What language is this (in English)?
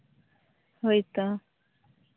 Santali